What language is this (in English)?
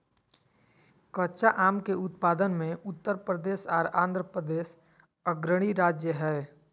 Magahi